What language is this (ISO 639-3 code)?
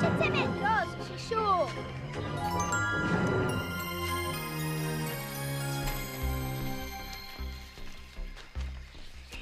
por